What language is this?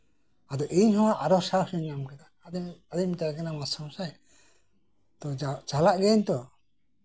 Santali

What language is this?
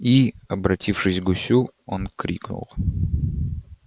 Russian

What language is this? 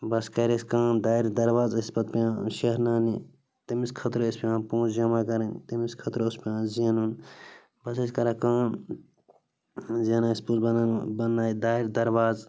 Kashmiri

